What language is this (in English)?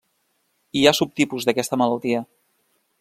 Catalan